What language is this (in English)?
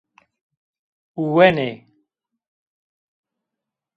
Zaza